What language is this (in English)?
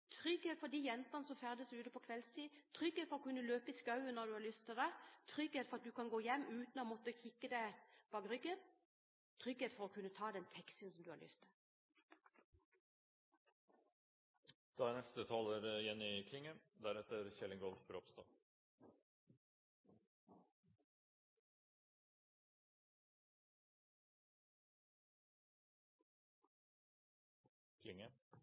Norwegian